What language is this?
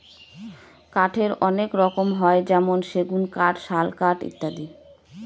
Bangla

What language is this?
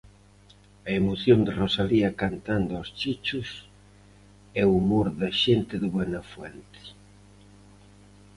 Galician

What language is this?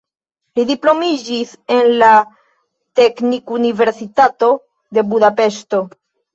Esperanto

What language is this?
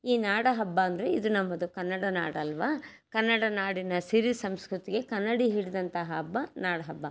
Kannada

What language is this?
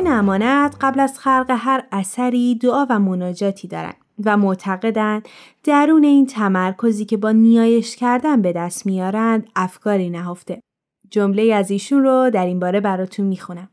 Persian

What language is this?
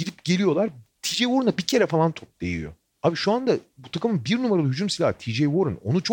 Turkish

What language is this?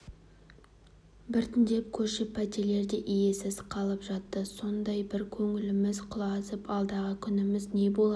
Kazakh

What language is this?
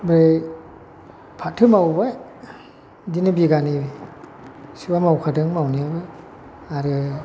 Bodo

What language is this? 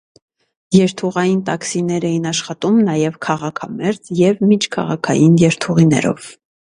Armenian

